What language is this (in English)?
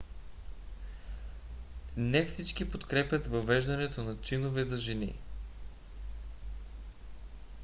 Bulgarian